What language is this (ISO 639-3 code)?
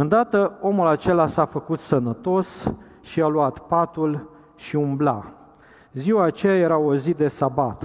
ron